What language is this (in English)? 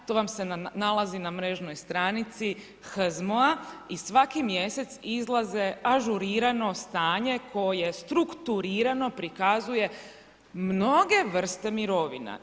Croatian